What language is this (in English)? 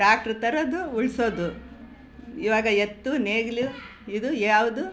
Kannada